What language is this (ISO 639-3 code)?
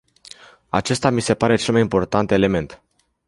ron